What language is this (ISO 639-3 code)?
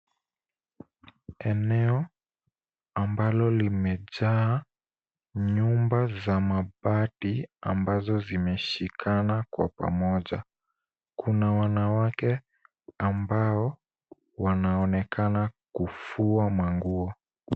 swa